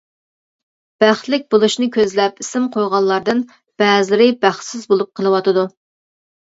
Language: Uyghur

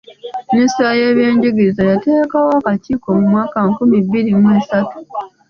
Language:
Ganda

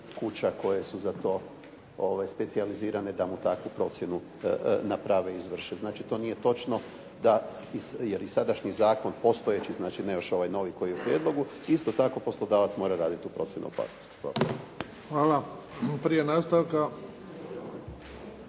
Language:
Croatian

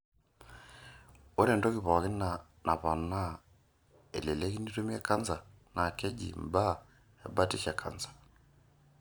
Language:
Masai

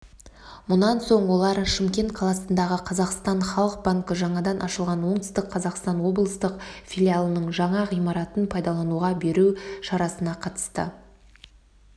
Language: Kazakh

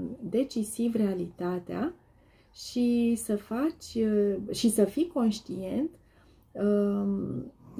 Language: Romanian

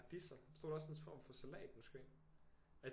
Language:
Danish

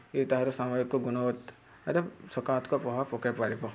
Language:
Odia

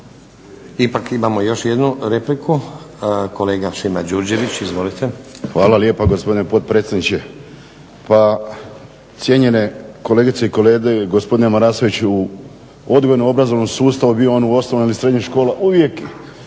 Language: Croatian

